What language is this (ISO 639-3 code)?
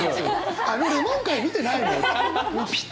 jpn